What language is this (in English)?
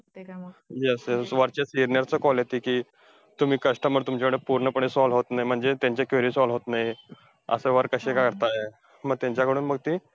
Marathi